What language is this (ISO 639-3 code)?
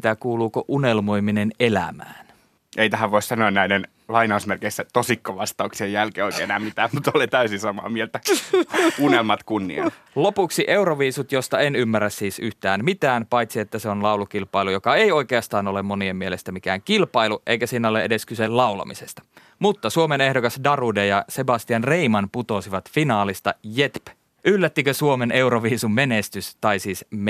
fin